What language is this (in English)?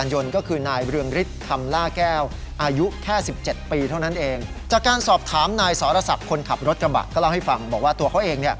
Thai